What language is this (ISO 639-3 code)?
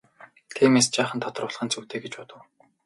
mon